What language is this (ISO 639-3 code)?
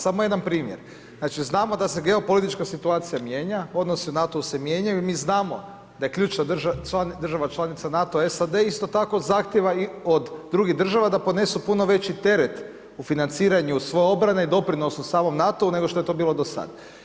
hrv